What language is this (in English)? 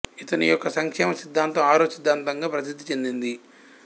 Telugu